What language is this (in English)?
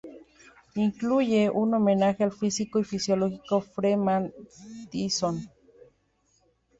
Spanish